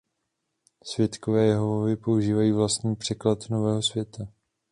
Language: Czech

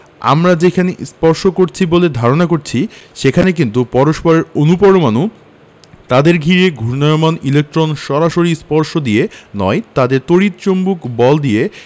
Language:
Bangla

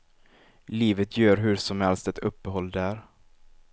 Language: Swedish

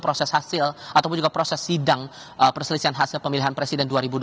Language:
Indonesian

